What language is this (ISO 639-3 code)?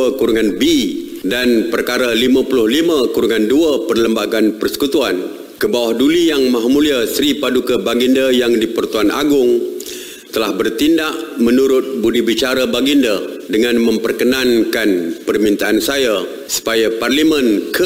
msa